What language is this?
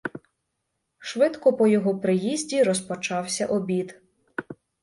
Ukrainian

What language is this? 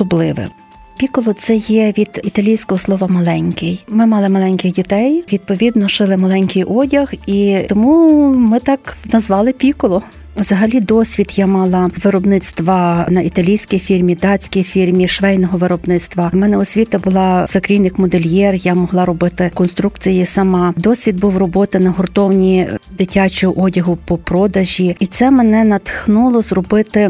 Ukrainian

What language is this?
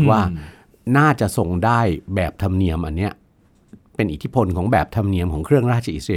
Thai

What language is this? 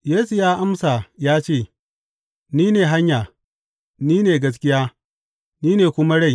Hausa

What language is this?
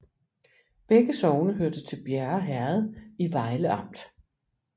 Danish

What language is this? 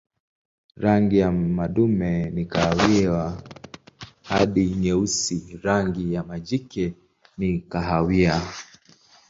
Swahili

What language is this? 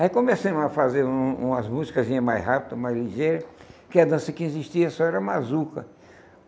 Portuguese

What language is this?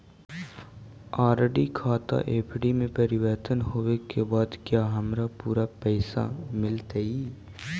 Magahi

